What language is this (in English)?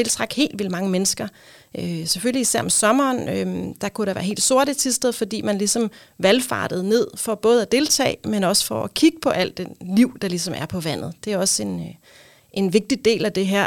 Danish